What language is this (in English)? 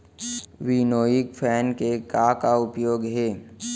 Chhattisgarhi